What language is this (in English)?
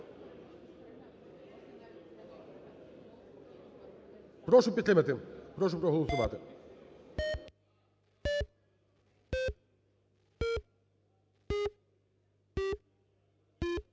Ukrainian